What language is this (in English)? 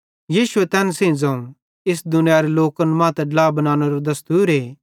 Bhadrawahi